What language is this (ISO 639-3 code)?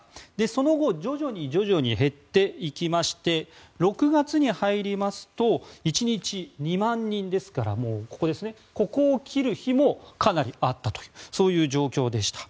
jpn